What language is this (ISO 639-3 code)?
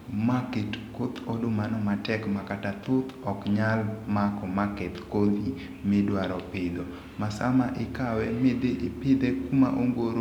luo